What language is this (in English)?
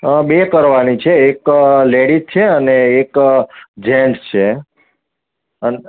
Gujarati